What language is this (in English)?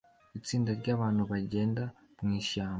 Kinyarwanda